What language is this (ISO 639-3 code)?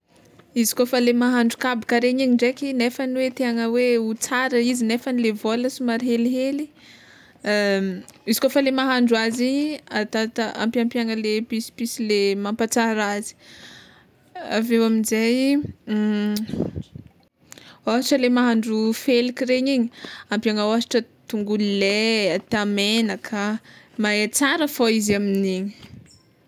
xmw